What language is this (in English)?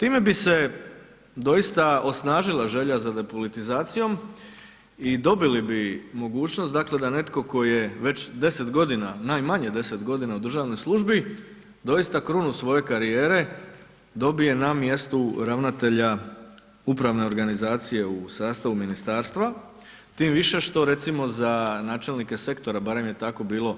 Croatian